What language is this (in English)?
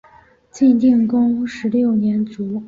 Chinese